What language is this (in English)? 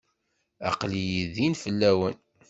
Kabyle